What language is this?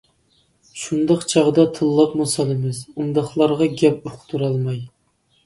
Uyghur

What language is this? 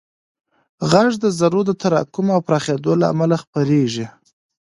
Pashto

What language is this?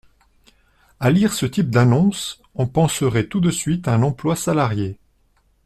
French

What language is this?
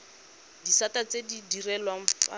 Tswana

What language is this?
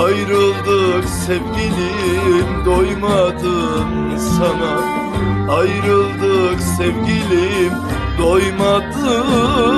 Turkish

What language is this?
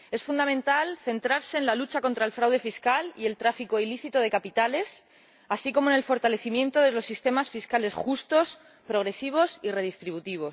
Spanish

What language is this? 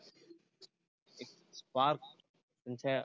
Marathi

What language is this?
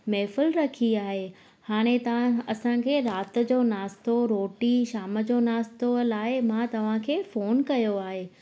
Sindhi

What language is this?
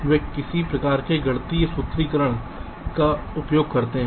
Hindi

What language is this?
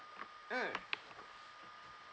English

